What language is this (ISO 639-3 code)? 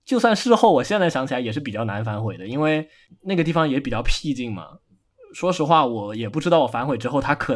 zho